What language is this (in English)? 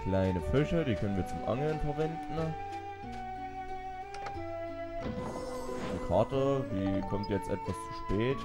German